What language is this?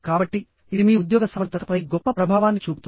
Telugu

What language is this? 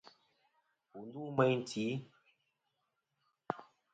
Kom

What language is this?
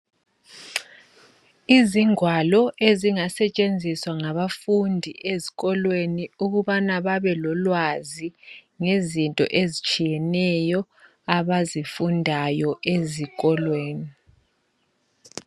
North Ndebele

